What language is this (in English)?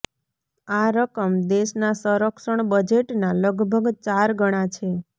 Gujarati